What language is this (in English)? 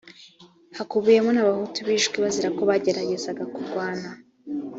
Kinyarwanda